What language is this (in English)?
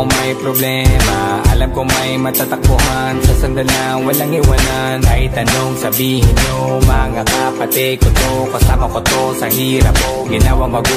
Arabic